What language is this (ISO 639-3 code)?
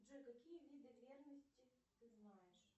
rus